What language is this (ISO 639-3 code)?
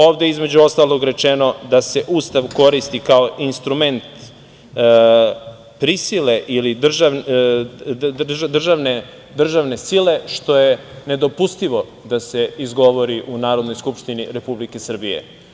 srp